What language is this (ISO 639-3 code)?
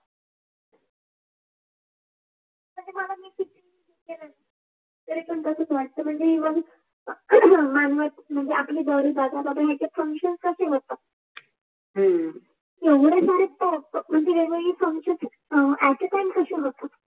mar